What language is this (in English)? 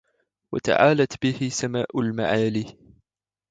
Arabic